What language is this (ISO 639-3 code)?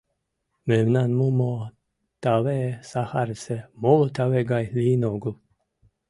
chm